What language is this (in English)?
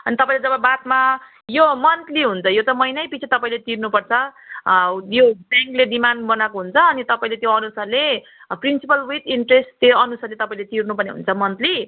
Nepali